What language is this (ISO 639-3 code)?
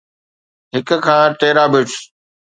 snd